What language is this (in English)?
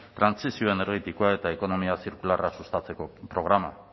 Basque